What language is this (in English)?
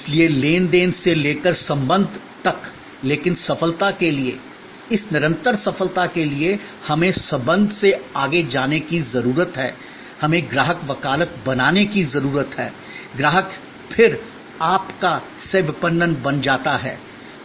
Hindi